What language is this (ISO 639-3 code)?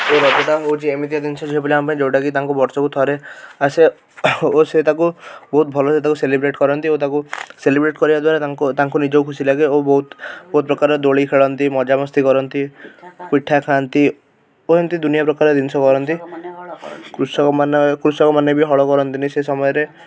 ori